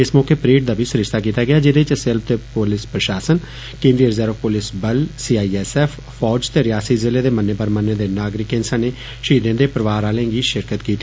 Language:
Dogri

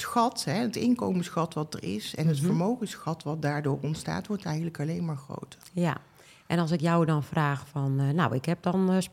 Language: Dutch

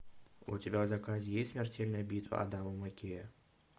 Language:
Russian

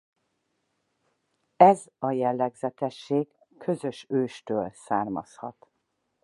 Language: Hungarian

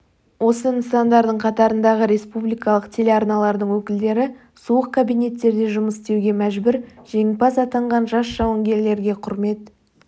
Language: Kazakh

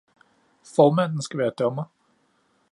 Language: Danish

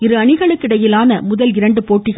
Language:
Tamil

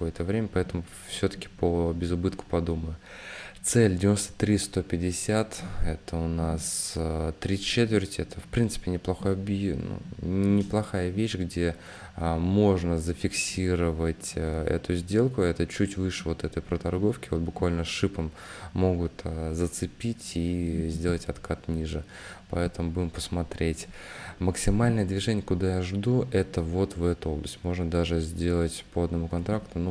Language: Russian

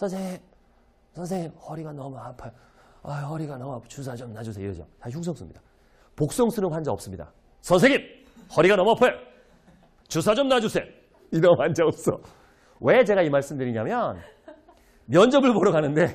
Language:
Korean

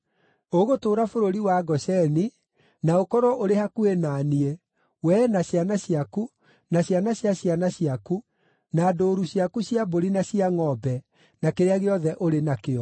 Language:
Kikuyu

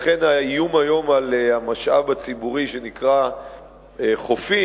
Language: Hebrew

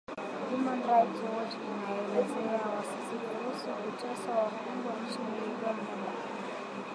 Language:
Swahili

